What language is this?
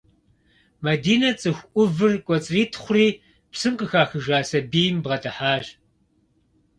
Kabardian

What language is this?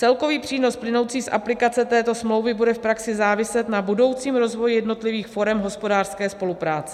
Czech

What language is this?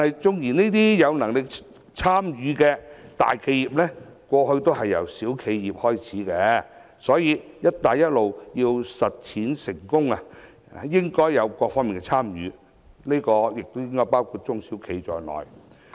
Cantonese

